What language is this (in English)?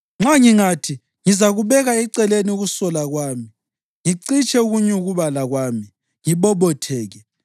North Ndebele